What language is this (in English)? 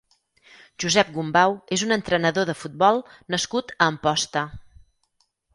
Catalan